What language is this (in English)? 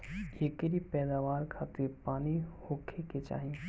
Bhojpuri